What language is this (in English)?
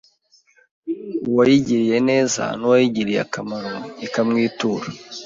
Kinyarwanda